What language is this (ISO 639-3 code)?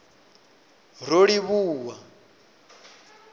ven